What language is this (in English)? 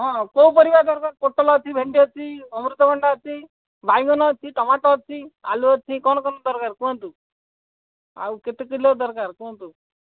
Odia